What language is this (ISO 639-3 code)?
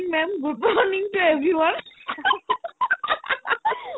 asm